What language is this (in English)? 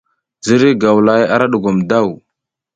South Giziga